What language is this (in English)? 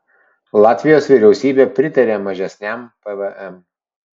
Lithuanian